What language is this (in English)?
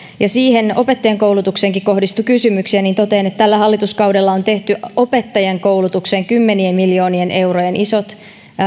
Finnish